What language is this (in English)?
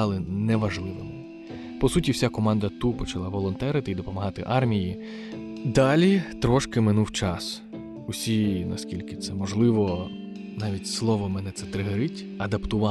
Ukrainian